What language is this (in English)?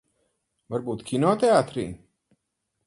Latvian